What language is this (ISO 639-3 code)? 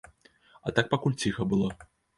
bel